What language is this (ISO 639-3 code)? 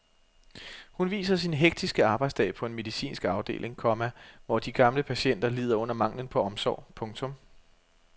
dan